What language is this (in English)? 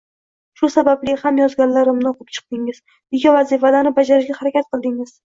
Uzbek